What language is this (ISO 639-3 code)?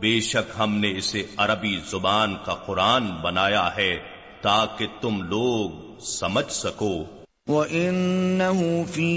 urd